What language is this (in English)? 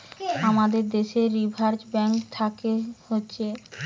Bangla